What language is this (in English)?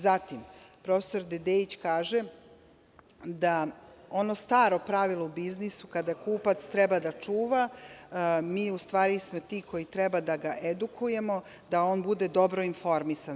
Serbian